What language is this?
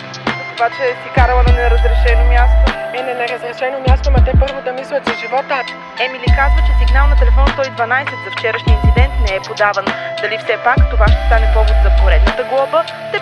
Bulgarian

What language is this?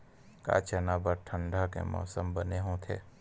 Chhattisgarhi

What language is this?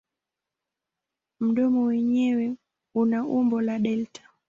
Swahili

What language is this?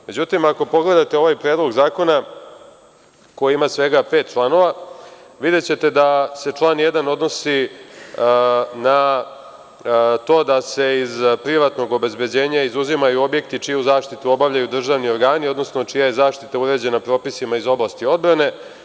Serbian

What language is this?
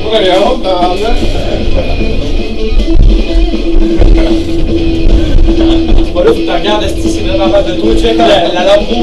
Czech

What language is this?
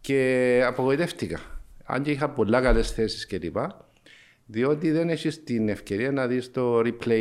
Greek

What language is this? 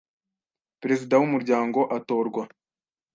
Kinyarwanda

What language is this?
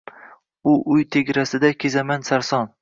Uzbek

